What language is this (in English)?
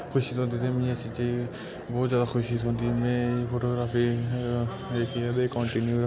Dogri